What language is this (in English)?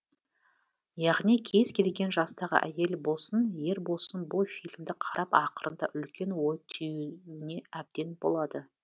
Kazakh